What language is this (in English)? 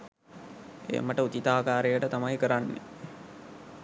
Sinhala